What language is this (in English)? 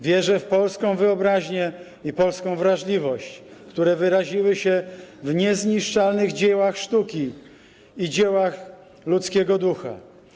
Polish